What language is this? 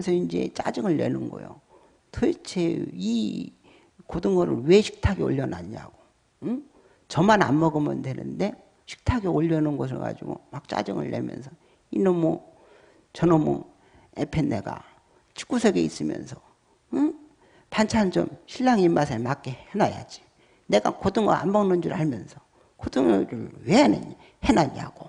Korean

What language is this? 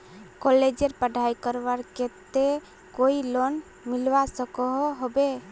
Magahi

